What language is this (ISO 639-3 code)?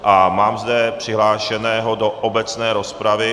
ces